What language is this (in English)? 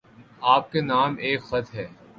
Urdu